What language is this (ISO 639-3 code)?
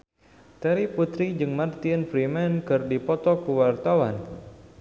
sun